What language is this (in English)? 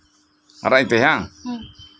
Santali